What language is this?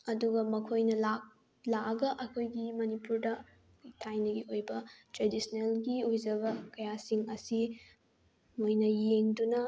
Manipuri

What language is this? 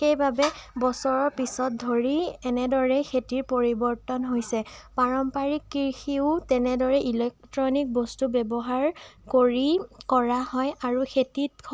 Assamese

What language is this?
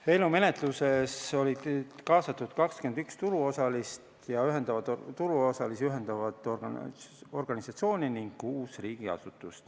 Estonian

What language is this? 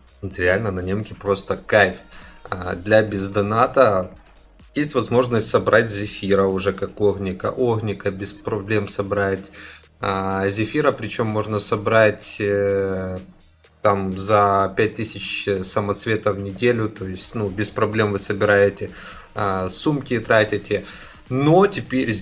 Russian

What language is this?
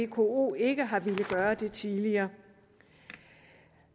Danish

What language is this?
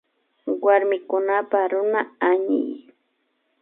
Imbabura Highland Quichua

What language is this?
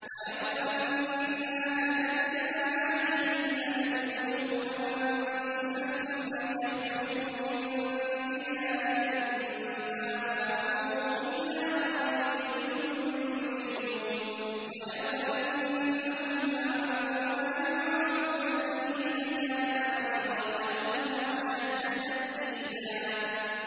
Arabic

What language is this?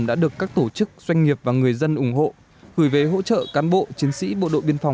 Vietnamese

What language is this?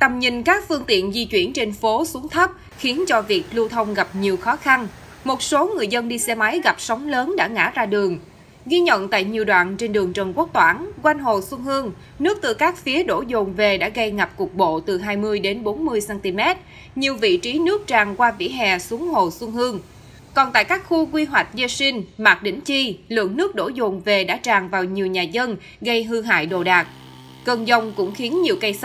Vietnamese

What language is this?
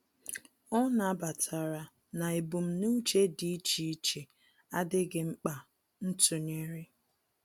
Igbo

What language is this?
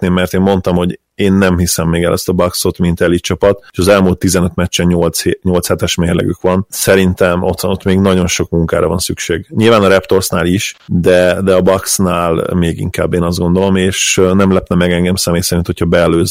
Hungarian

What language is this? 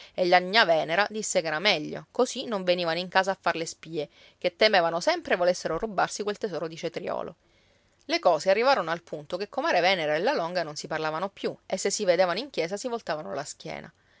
Italian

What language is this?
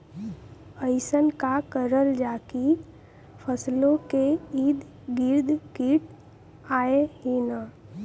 Bhojpuri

